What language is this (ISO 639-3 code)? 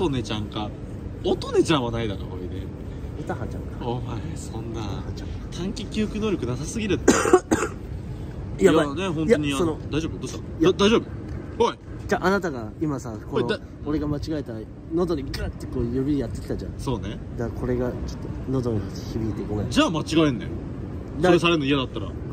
jpn